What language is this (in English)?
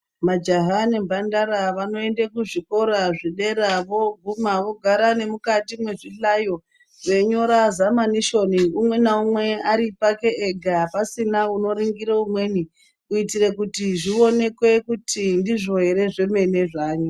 Ndau